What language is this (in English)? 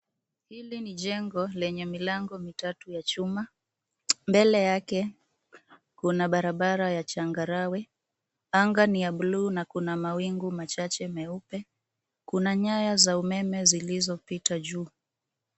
Swahili